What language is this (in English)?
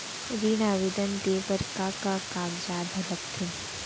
Chhattisgarhi